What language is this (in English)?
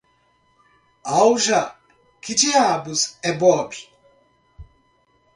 Portuguese